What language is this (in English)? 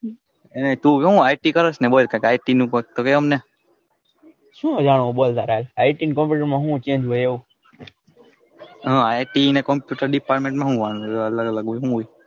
Gujarati